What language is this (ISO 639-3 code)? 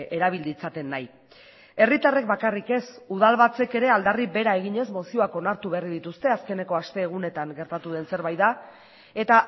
eus